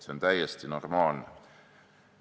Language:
Estonian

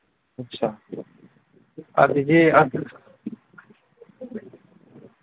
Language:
Manipuri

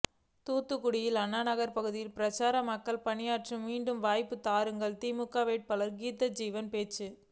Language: Tamil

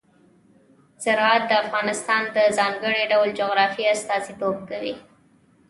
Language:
Pashto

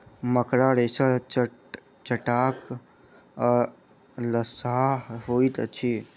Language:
Maithili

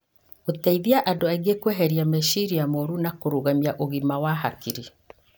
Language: Kikuyu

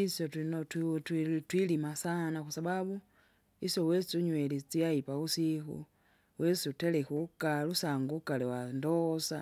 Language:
Kinga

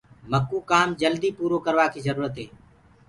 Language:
Gurgula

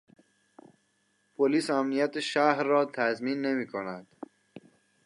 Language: Persian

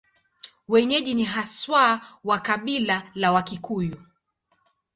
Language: Swahili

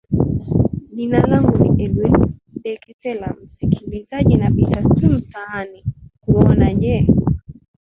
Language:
Swahili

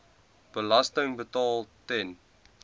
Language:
Afrikaans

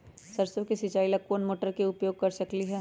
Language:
Magahi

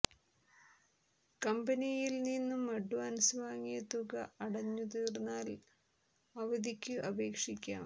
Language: Malayalam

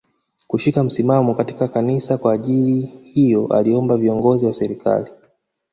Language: Swahili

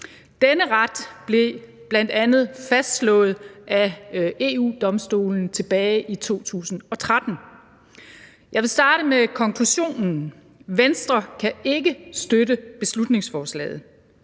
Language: Danish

